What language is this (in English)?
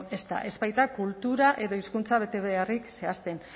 Basque